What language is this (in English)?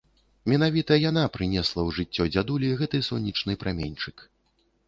Belarusian